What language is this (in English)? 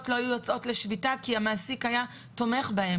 Hebrew